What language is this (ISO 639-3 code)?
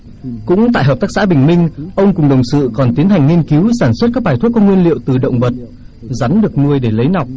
vie